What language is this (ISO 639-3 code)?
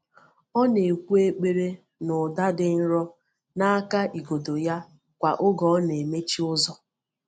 ibo